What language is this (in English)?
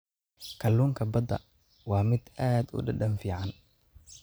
Somali